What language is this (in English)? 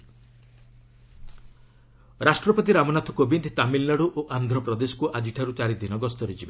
Odia